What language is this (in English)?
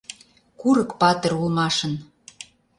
Mari